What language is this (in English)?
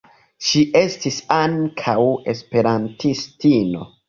Esperanto